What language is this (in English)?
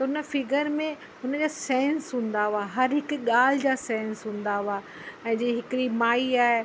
Sindhi